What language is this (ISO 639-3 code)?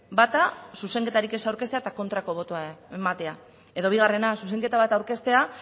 eus